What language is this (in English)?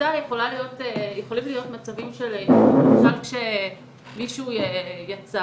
Hebrew